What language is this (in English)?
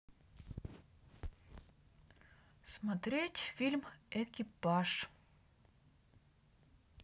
Russian